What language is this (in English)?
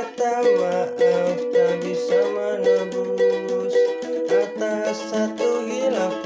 Indonesian